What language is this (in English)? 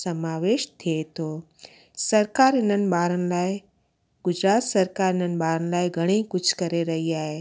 Sindhi